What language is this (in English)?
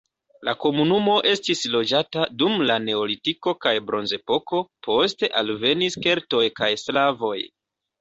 Esperanto